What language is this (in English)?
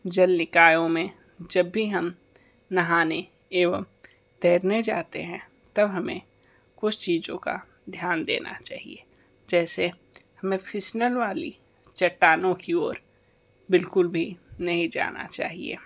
Hindi